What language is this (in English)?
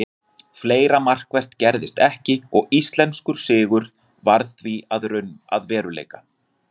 Icelandic